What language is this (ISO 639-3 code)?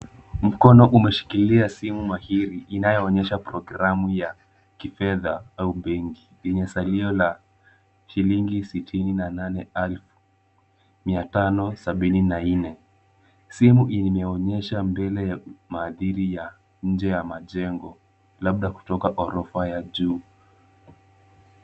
swa